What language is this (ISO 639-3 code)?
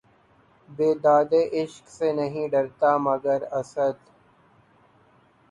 urd